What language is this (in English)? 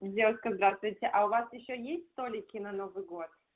Russian